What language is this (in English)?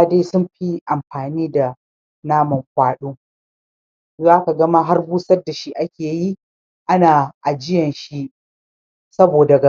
Hausa